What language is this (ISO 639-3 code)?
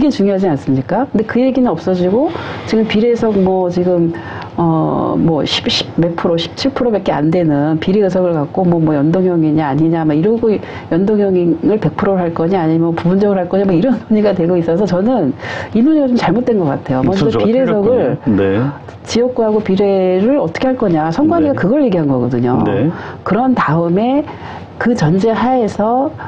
kor